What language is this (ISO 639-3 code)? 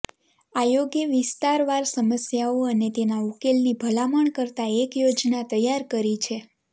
guj